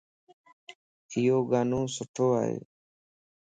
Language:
Lasi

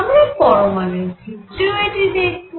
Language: Bangla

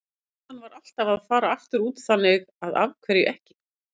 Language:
Icelandic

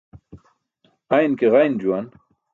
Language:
Burushaski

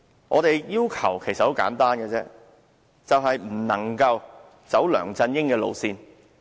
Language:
Cantonese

